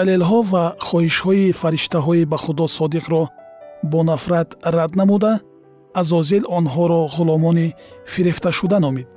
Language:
Persian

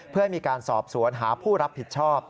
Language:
Thai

